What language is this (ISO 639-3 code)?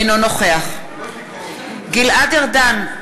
heb